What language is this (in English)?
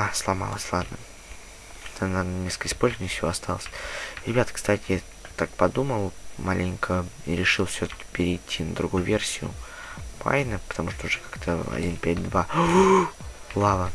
Russian